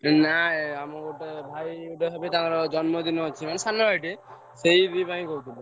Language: Odia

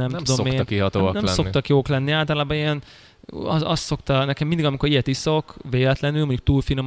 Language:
Hungarian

